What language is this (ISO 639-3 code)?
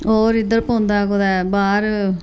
doi